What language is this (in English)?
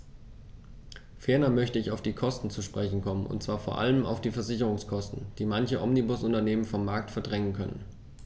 German